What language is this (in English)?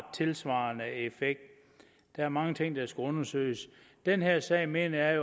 Danish